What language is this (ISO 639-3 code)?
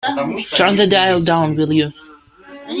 eng